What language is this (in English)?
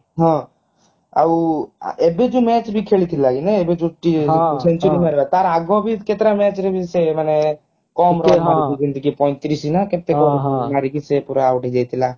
Odia